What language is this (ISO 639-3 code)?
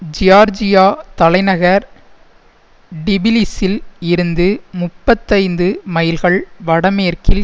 tam